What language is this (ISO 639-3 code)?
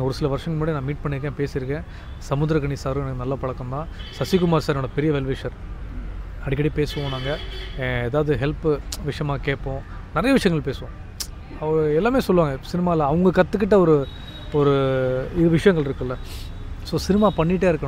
ron